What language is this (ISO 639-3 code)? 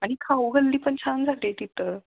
mar